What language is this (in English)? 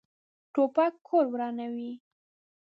Pashto